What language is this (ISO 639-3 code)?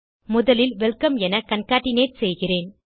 tam